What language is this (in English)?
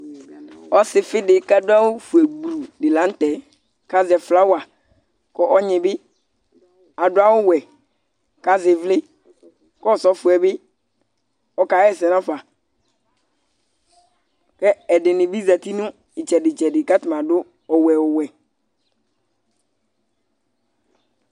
Ikposo